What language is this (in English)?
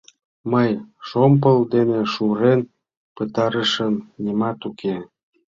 Mari